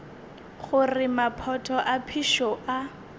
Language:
Northern Sotho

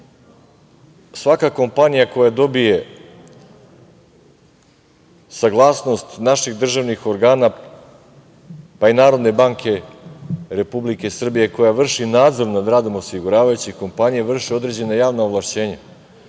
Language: Serbian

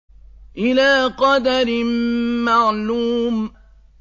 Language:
Arabic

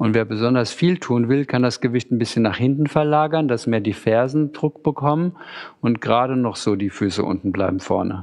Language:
German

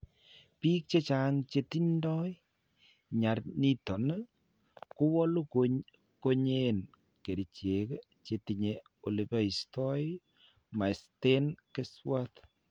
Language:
Kalenjin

